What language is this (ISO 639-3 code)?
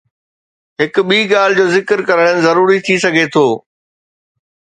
snd